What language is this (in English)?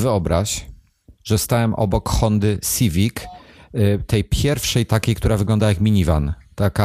Polish